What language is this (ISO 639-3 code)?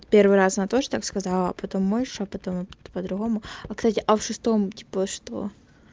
rus